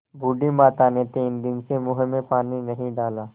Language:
Hindi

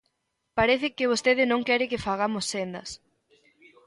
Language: Galician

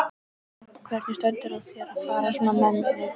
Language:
Icelandic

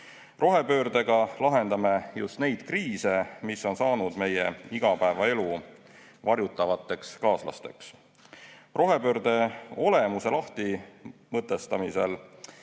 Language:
Estonian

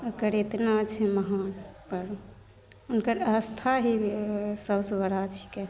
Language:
Maithili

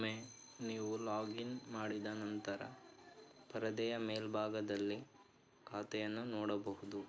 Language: Kannada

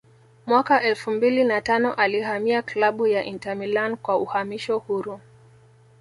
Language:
Swahili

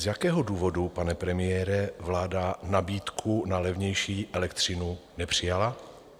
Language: Czech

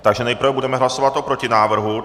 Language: Czech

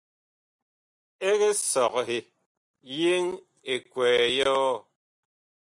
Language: Bakoko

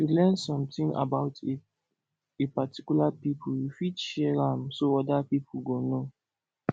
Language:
Nigerian Pidgin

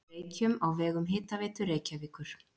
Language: Icelandic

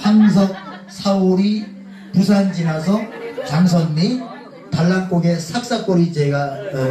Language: Korean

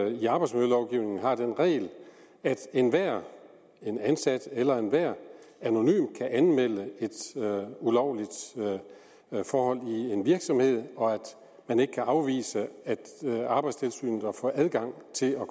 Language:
Danish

